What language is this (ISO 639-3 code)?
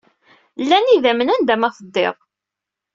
kab